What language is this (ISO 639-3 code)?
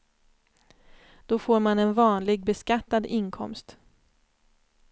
swe